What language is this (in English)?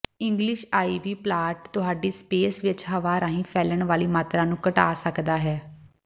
Punjabi